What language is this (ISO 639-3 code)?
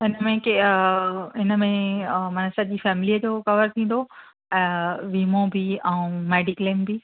snd